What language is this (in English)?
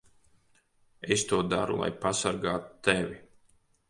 Latvian